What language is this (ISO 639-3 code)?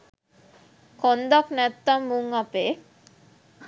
sin